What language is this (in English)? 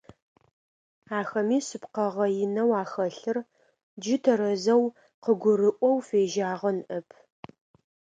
Adyghe